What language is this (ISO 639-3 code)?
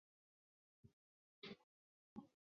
zho